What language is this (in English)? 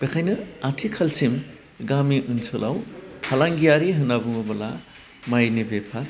Bodo